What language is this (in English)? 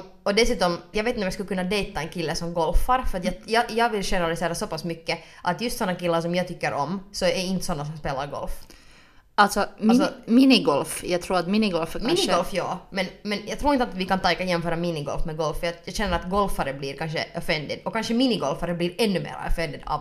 Swedish